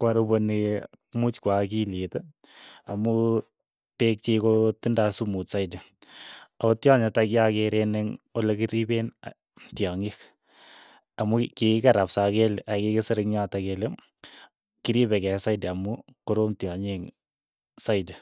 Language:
Keiyo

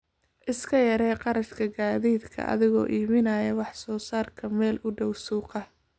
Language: Somali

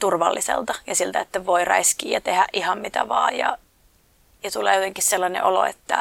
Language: Finnish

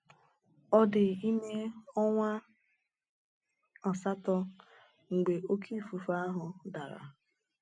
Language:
Igbo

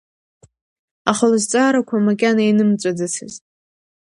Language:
Abkhazian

